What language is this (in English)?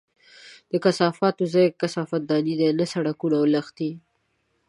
Pashto